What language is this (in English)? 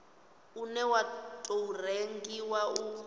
Venda